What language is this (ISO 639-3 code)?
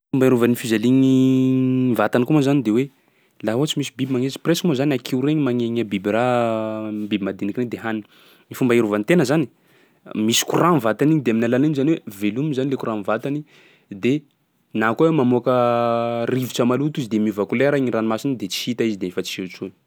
skg